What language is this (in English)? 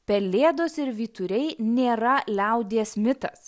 Lithuanian